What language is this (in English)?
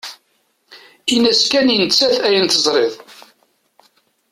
Kabyle